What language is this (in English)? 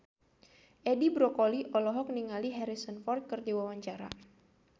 Sundanese